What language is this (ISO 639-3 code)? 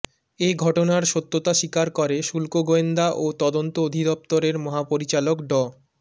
ben